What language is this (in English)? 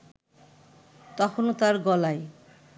Bangla